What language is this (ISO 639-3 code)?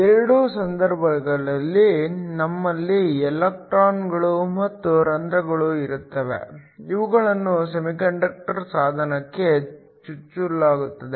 kan